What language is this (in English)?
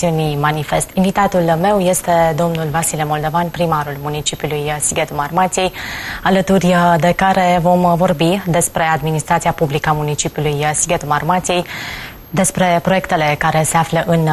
Romanian